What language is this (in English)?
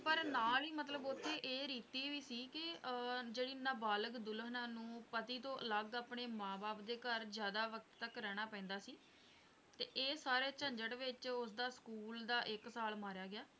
Punjabi